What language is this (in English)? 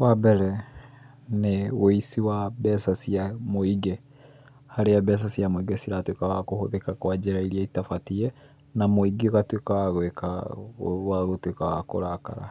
Kikuyu